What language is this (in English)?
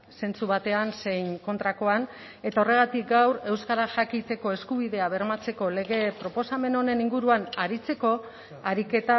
Basque